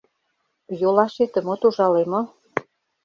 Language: Mari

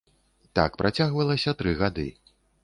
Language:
Belarusian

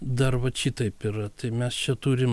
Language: Lithuanian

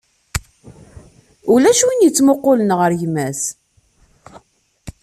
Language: Kabyle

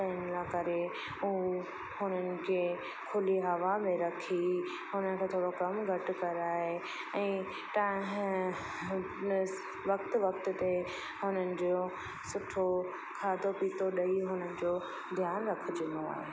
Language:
Sindhi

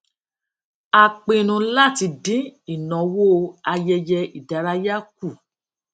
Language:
Yoruba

